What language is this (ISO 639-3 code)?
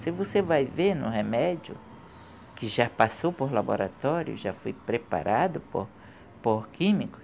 por